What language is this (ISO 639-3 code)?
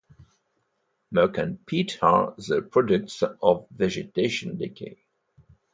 eng